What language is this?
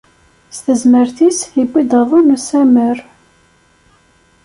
Kabyle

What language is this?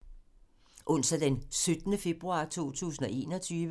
Danish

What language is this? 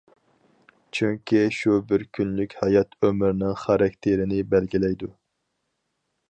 Uyghur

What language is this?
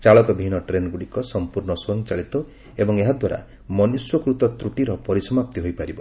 Odia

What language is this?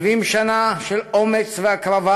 Hebrew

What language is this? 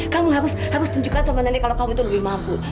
Indonesian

